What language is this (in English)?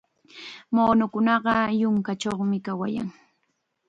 Chiquián Ancash Quechua